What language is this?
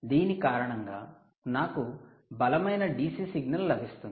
Telugu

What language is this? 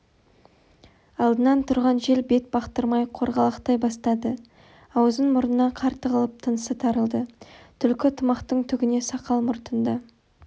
Kazakh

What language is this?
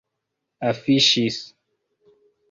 Esperanto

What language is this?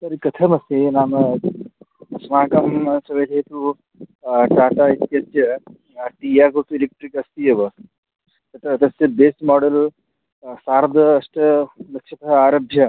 Sanskrit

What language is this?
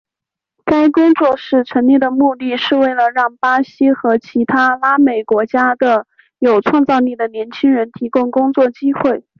Chinese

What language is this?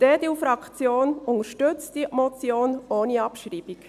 Swiss German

